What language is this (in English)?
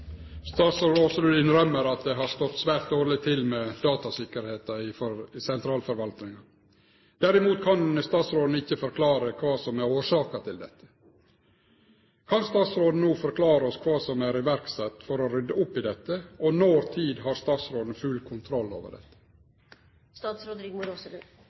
Norwegian Nynorsk